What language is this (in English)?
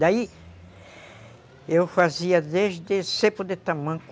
Portuguese